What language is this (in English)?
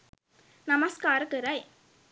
Sinhala